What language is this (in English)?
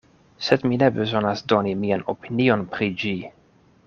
Esperanto